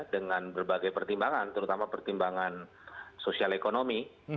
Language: Indonesian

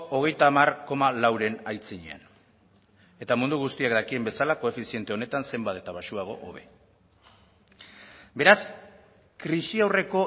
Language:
Basque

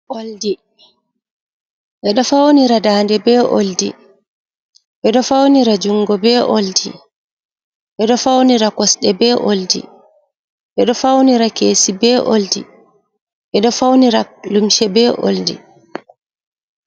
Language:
Fula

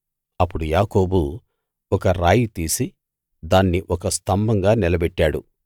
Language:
Telugu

